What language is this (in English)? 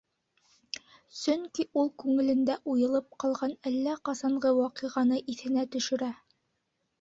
Bashkir